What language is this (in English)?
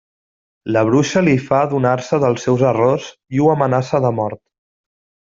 Catalan